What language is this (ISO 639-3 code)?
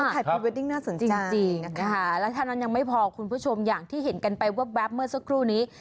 tha